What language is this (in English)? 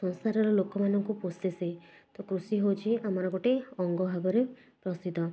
Odia